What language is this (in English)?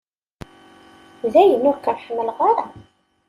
Kabyle